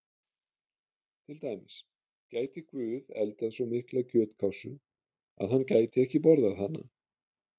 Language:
Icelandic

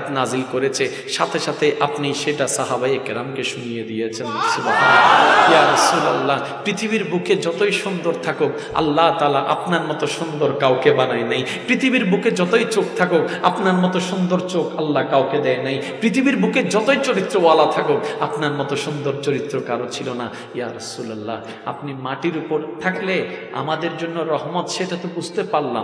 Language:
Indonesian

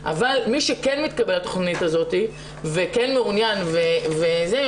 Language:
Hebrew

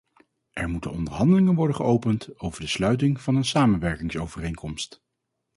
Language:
Dutch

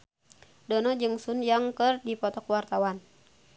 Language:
Sundanese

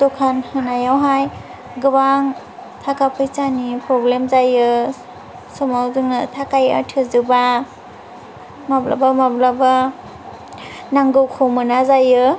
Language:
Bodo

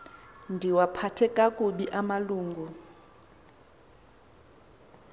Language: Xhosa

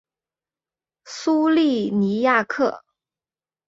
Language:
Chinese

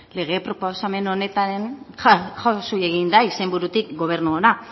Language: Basque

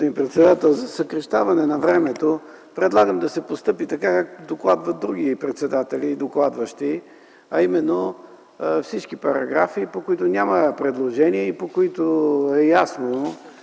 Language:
Bulgarian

